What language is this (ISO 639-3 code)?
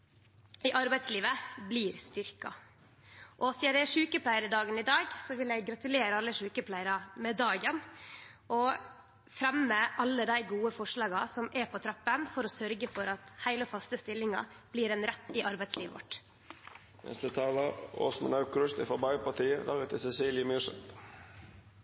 nno